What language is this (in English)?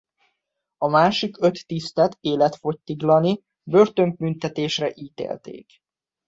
Hungarian